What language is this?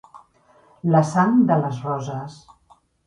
Catalan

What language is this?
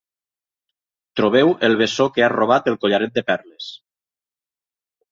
Catalan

